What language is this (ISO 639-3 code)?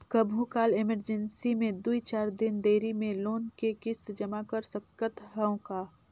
hne